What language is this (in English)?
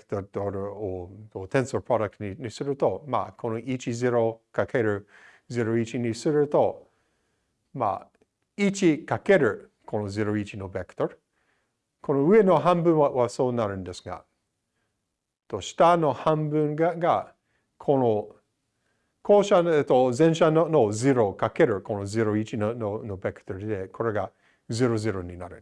Japanese